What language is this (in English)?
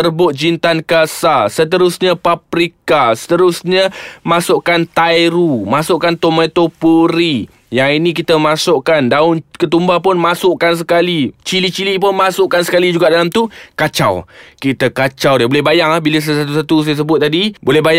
Malay